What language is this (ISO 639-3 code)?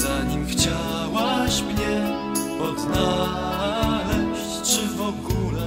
pol